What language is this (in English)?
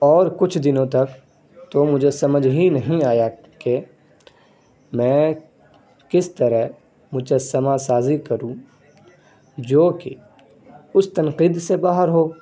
Urdu